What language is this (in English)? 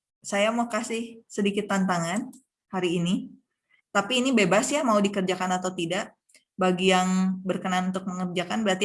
Indonesian